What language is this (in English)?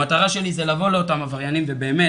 Hebrew